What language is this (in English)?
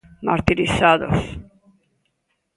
Galician